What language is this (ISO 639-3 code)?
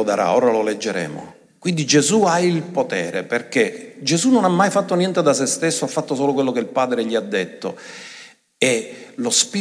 ita